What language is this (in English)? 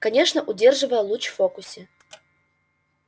Russian